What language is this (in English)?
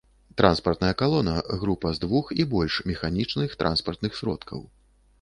Belarusian